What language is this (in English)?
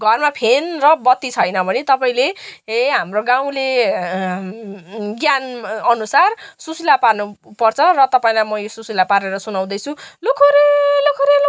Nepali